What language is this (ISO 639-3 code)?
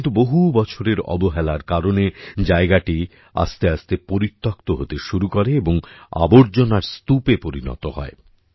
ben